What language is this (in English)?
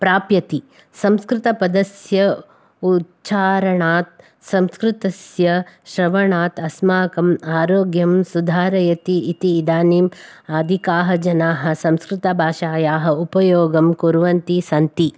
Sanskrit